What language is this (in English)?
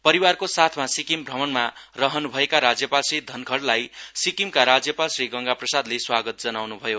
Nepali